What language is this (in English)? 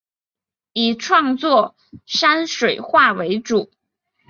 Chinese